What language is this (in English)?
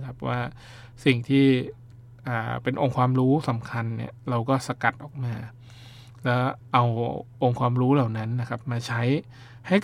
Thai